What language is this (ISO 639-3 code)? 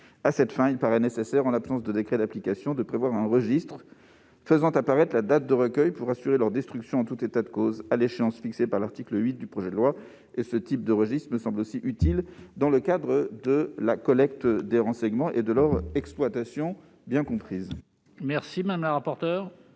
fra